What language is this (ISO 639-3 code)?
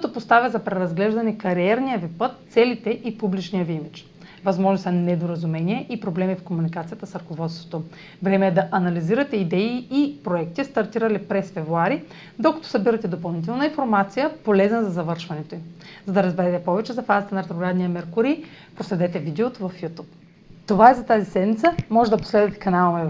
bul